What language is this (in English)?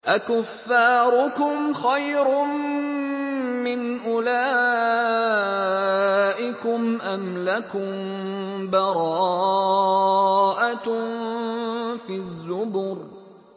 Arabic